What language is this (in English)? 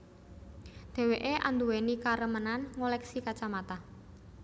Javanese